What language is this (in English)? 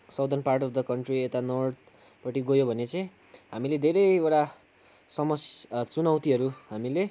Nepali